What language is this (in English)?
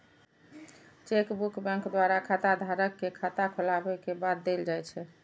Maithili